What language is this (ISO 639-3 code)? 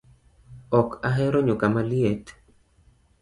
luo